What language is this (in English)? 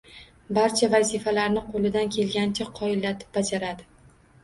Uzbek